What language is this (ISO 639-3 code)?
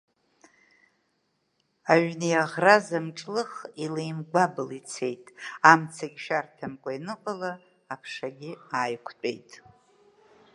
abk